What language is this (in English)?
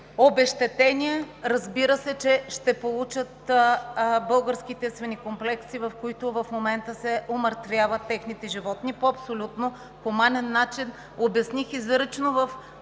Bulgarian